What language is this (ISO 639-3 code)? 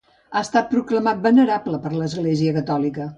cat